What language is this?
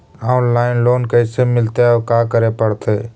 Magahi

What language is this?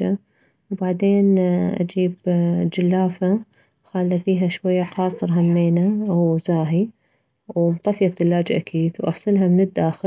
Mesopotamian Arabic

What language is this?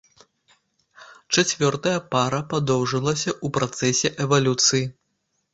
Belarusian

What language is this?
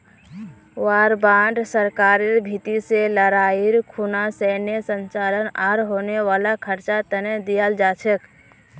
Magahi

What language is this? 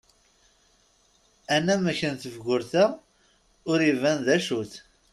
Kabyle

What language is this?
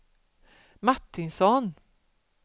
Swedish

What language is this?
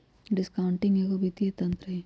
Magahi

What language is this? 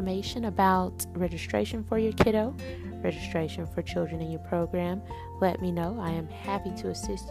English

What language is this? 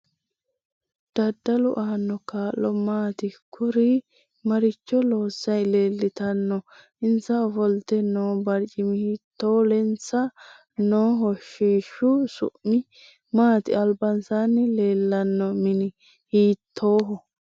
Sidamo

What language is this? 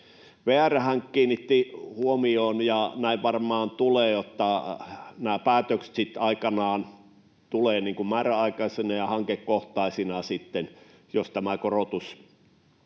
Finnish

